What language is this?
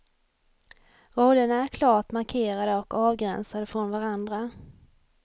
Swedish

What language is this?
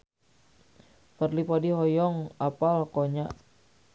Sundanese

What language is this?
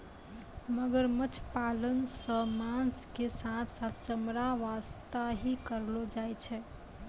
Maithili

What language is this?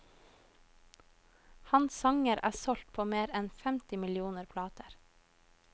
Norwegian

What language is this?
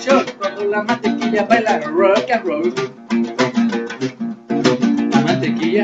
Spanish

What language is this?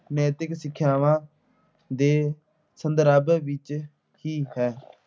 Punjabi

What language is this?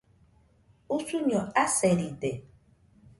Nüpode Huitoto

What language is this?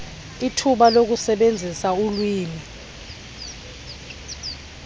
Xhosa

